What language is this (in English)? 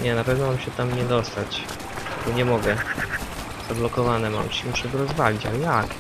Polish